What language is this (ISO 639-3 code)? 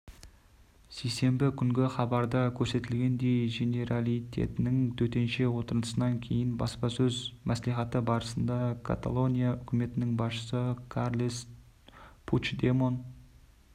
kaz